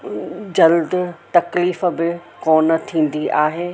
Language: Sindhi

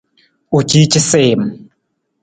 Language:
Nawdm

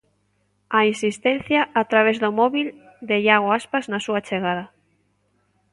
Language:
Galician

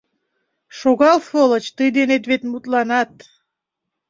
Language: Mari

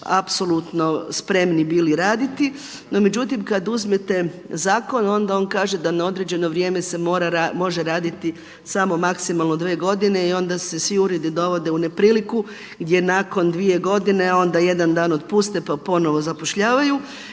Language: Croatian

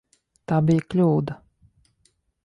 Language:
Latvian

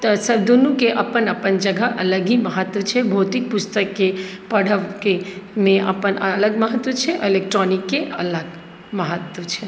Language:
Maithili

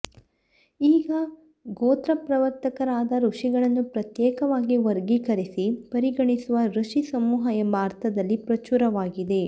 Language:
Kannada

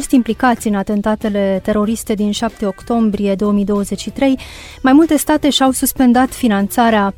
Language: Romanian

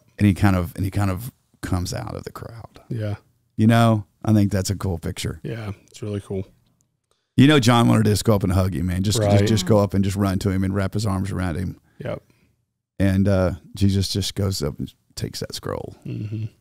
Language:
English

